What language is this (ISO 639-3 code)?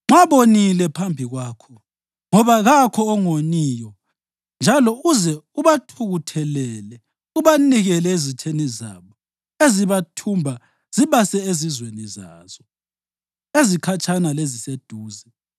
nde